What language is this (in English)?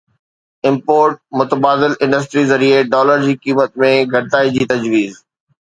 Sindhi